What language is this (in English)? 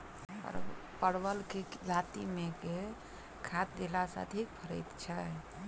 Maithili